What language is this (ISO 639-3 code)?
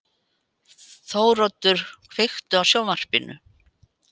isl